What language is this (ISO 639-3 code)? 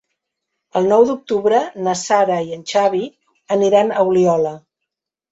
cat